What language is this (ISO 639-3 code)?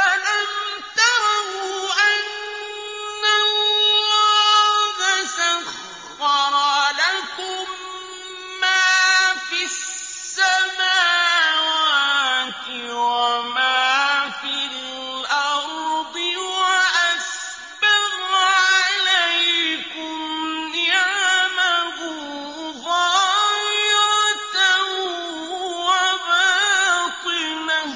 ara